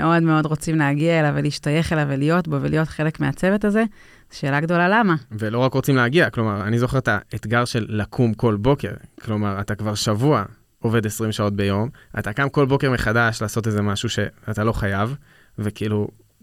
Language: Hebrew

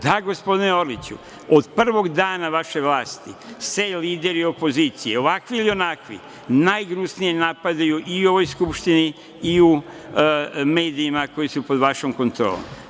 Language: Serbian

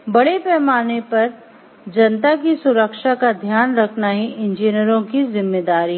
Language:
Hindi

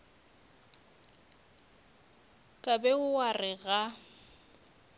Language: Northern Sotho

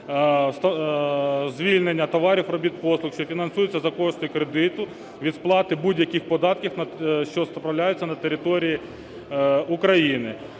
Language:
Ukrainian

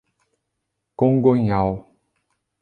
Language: Portuguese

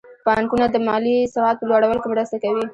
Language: Pashto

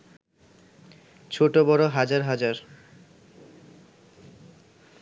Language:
Bangla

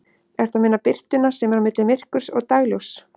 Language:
Icelandic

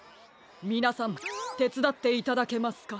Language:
Japanese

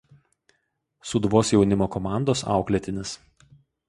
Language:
Lithuanian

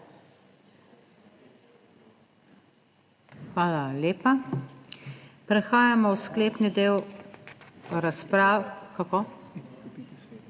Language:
Slovenian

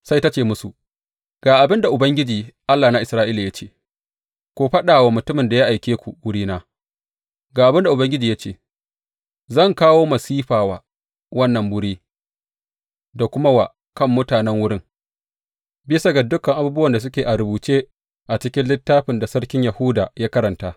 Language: Hausa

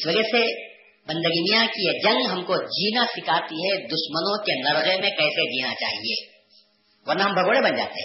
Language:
Urdu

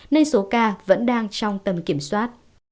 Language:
Vietnamese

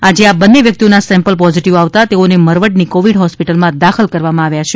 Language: Gujarati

